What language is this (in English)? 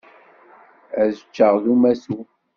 Kabyle